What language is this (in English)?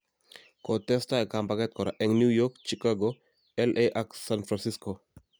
Kalenjin